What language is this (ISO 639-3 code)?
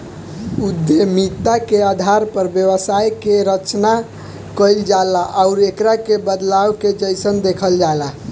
bho